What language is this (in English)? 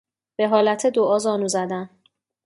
Persian